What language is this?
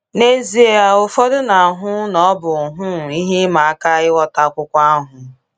Igbo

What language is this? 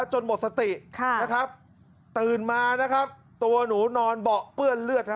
Thai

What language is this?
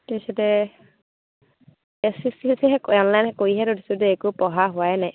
Assamese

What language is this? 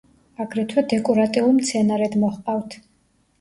Georgian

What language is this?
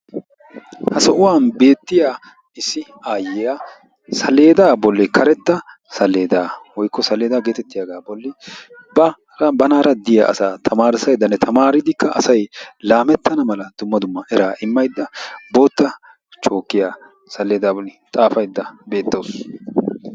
Wolaytta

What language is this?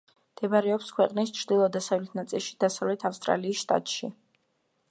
Georgian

